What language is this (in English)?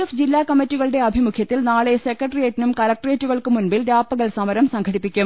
Malayalam